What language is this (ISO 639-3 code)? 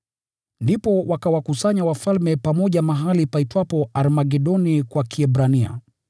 swa